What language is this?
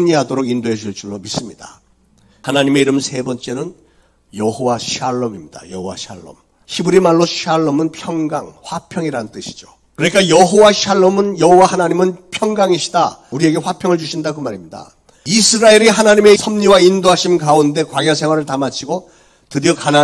Korean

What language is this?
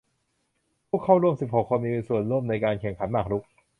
Thai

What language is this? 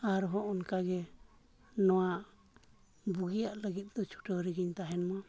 Santali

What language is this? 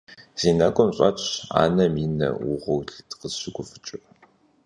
Kabardian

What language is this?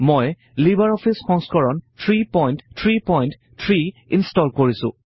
Assamese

